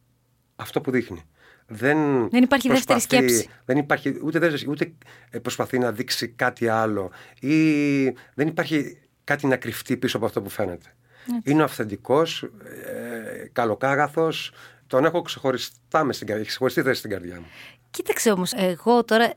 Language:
Greek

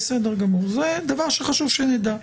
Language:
Hebrew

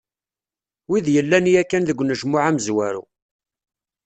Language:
Kabyle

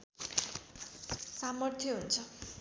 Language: Nepali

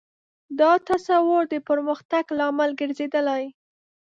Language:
Pashto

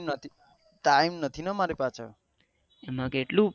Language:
Gujarati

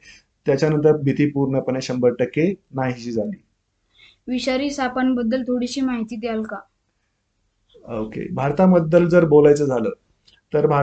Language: Marathi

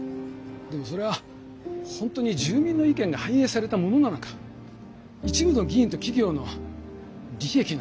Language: Japanese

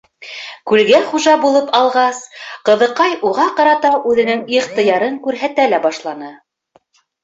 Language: Bashkir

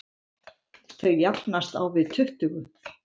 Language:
Icelandic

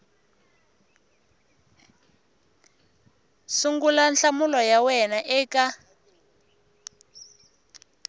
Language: Tsonga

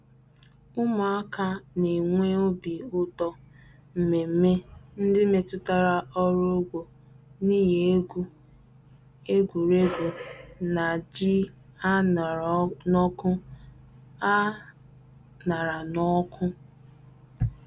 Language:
Igbo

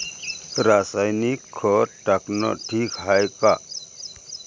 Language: Marathi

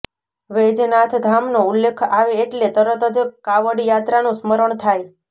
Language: Gujarati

